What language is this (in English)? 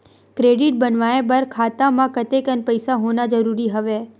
Chhattisgarhi